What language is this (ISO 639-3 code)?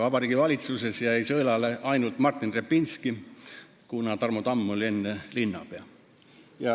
est